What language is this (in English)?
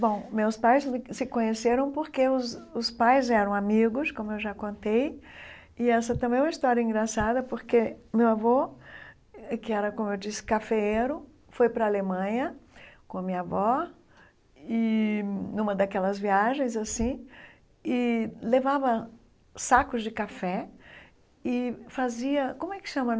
Portuguese